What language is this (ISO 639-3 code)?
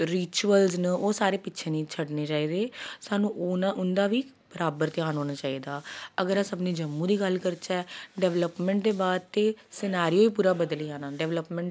doi